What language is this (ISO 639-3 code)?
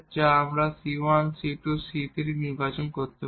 ben